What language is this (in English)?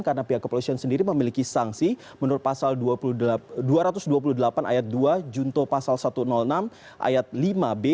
Indonesian